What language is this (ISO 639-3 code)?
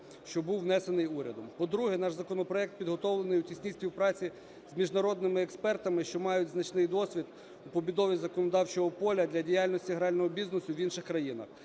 ukr